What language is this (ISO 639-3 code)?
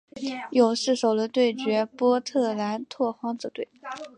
zho